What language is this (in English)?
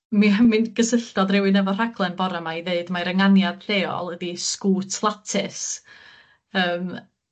Welsh